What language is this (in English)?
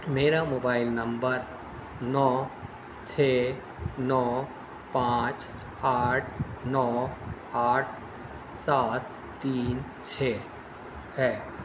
Urdu